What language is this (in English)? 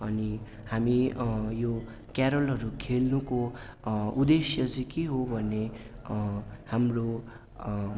Nepali